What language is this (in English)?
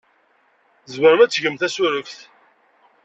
Kabyle